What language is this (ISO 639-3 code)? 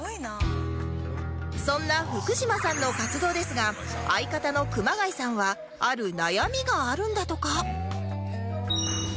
jpn